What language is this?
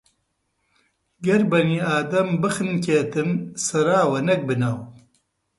Central Kurdish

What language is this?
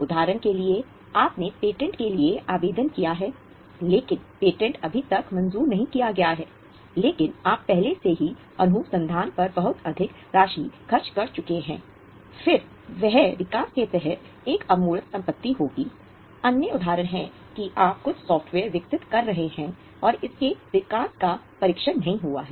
Hindi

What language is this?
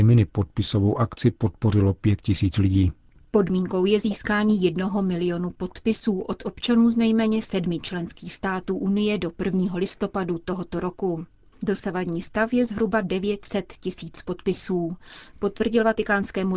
Czech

